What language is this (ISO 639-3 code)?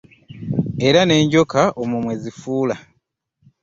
lug